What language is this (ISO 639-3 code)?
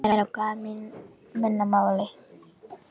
isl